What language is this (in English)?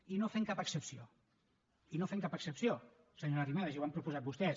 Catalan